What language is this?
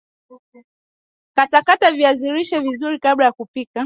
Swahili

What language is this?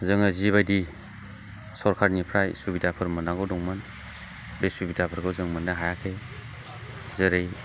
Bodo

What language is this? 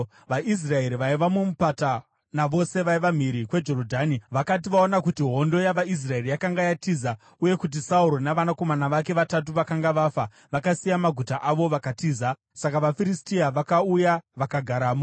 Shona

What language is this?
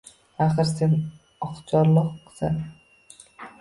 Uzbek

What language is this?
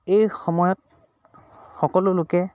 Assamese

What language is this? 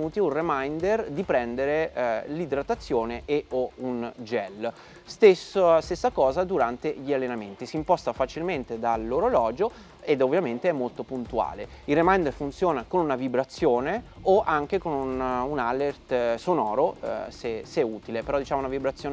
Italian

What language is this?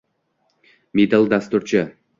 Uzbek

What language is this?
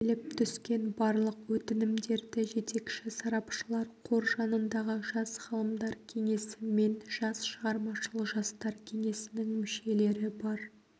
Kazakh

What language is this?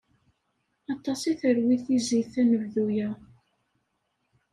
Kabyle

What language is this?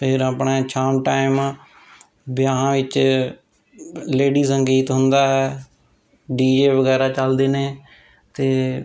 Punjabi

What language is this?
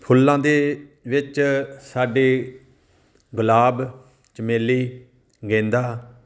Punjabi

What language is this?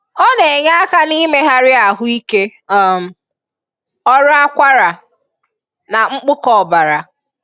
Igbo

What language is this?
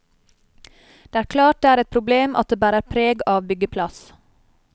Norwegian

